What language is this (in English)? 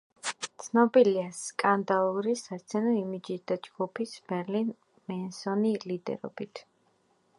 Georgian